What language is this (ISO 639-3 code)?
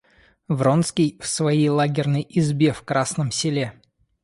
rus